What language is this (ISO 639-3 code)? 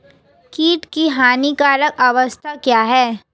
hin